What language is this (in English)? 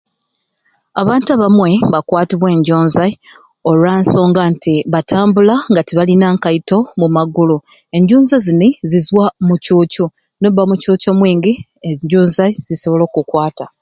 Ruuli